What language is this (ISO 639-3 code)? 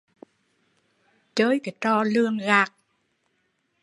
vie